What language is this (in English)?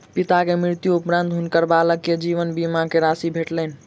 Maithili